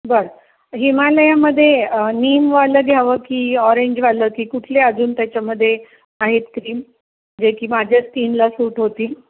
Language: Marathi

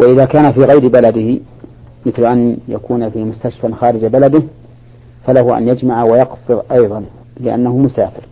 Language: Arabic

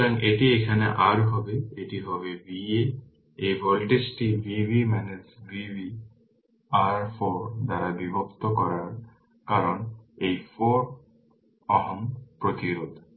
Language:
Bangla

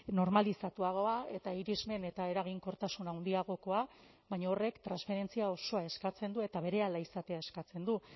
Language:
Basque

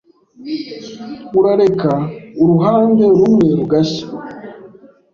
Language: Kinyarwanda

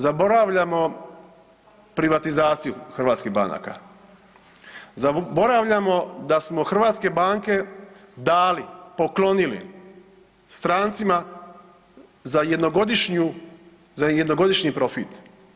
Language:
Croatian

